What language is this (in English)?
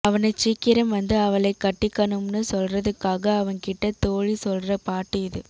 Tamil